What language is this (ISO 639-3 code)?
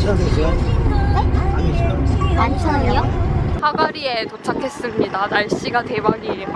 kor